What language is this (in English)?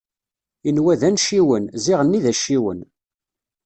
Kabyle